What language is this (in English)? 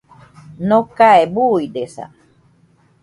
Nüpode Huitoto